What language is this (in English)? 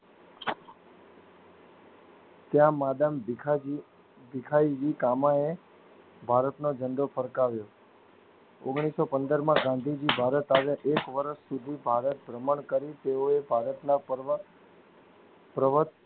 Gujarati